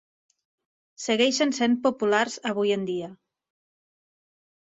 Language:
Catalan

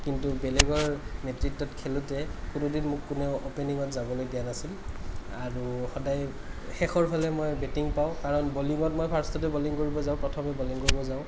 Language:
Assamese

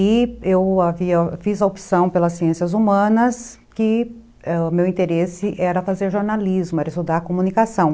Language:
Portuguese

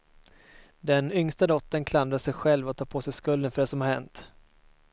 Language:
Swedish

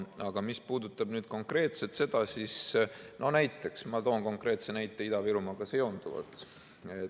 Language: Estonian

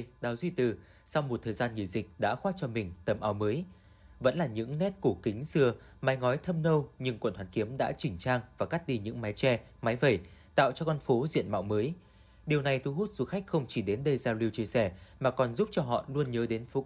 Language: Vietnamese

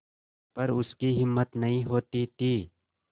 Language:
Hindi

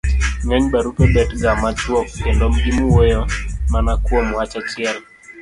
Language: Luo (Kenya and Tanzania)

